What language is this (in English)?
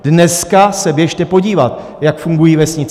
Czech